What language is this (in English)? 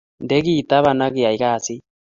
Kalenjin